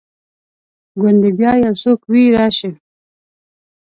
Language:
Pashto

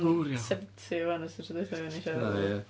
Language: Welsh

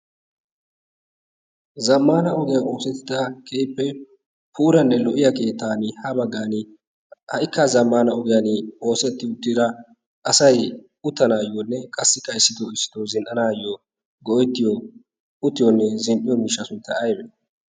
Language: Wolaytta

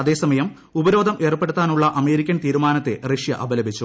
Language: Malayalam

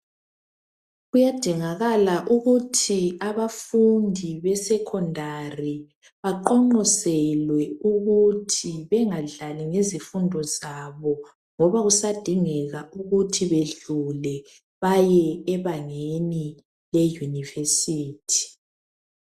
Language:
North Ndebele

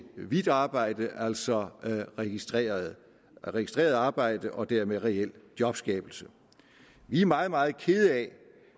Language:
Danish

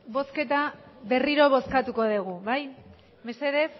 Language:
Basque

